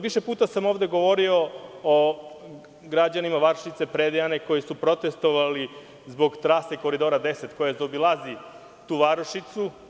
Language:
Serbian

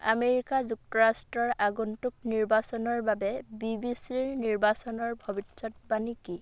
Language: Assamese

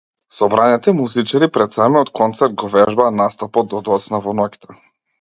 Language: Macedonian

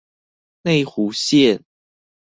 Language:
Chinese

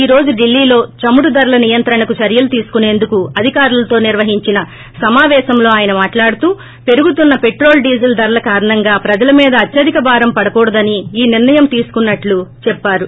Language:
Telugu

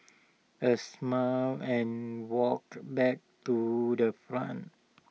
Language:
English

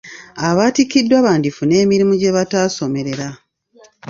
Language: Ganda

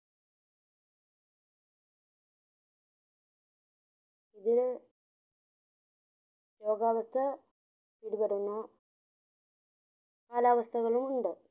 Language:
Malayalam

